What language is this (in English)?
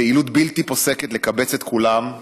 Hebrew